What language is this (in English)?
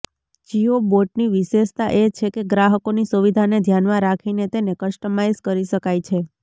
Gujarati